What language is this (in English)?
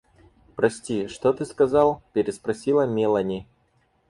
Russian